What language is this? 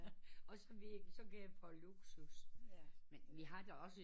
Danish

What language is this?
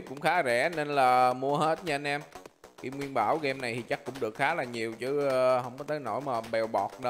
Vietnamese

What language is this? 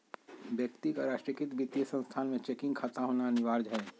Magahi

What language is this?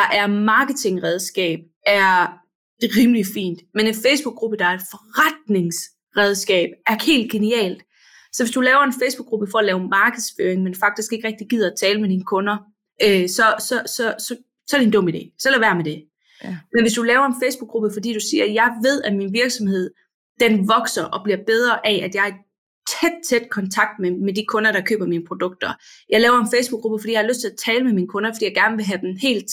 Danish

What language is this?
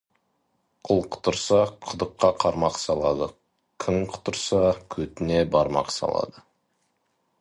Kazakh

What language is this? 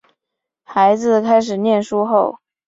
Chinese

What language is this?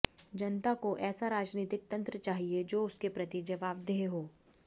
Hindi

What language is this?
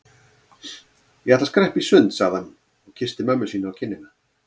Icelandic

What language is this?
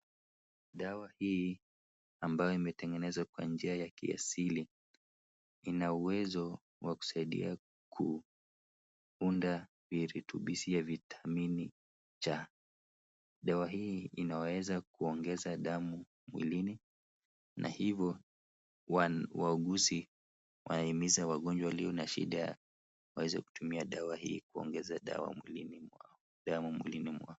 Swahili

